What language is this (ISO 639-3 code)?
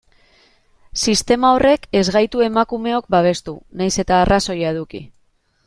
eus